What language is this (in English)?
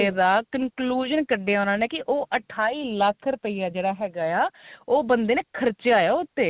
Punjabi